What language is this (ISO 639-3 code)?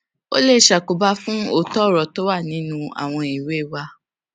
yor